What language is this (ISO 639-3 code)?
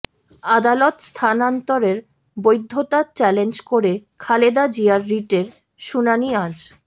ben